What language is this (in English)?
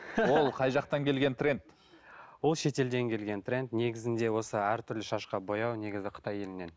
Kazakh